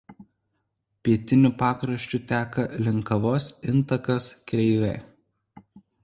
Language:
Lithuanian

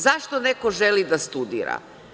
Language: Serbian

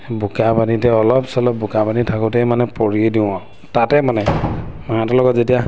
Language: Assamese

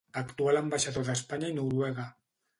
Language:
Catalan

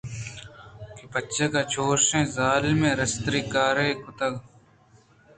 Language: Eastern Balochi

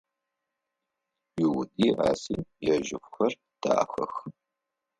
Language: Adyghe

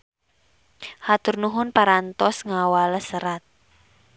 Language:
Sundanese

